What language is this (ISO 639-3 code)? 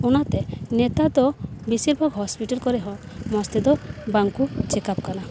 sat